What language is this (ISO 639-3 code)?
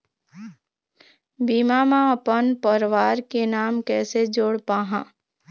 hne